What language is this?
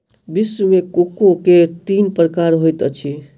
Maithili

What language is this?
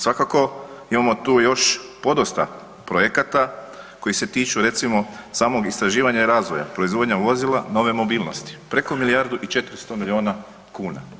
Croatian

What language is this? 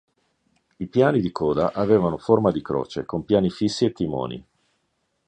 Italian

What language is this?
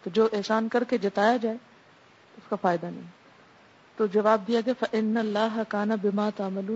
Urdu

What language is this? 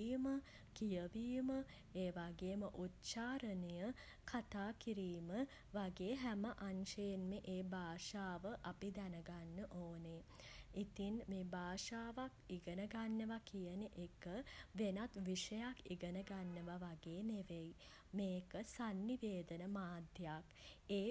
Sinhala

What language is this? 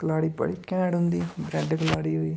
Dogri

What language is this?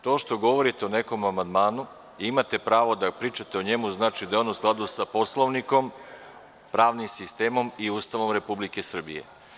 Serbian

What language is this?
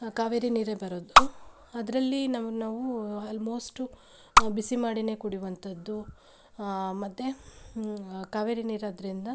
Kannada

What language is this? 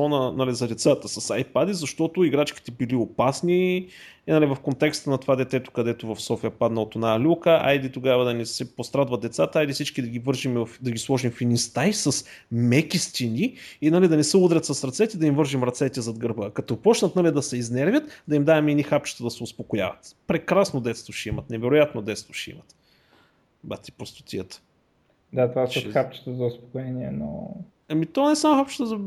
Bulgarian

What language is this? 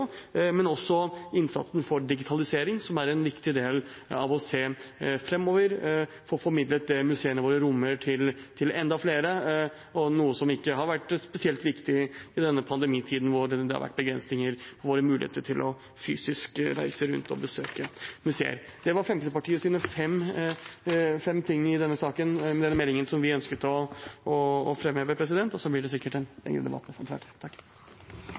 Norwegian Bokmål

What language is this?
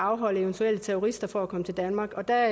Danish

